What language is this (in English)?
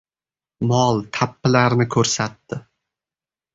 Uzbek